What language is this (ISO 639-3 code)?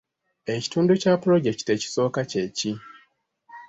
lug